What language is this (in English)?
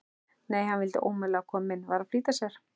Icelandic